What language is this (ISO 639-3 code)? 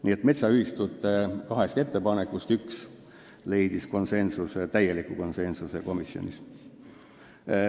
est